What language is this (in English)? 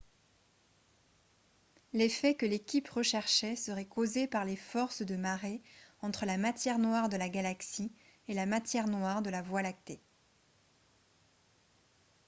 French